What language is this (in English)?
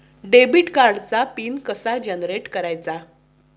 Marathi